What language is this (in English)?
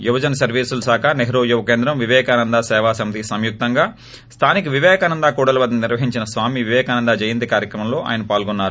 Telugu